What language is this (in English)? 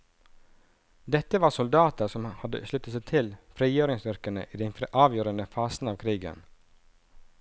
Norwegian